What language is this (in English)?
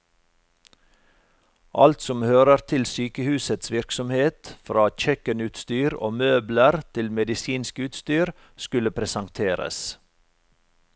Norwegian